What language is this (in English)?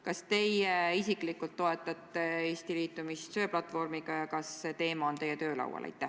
Estonian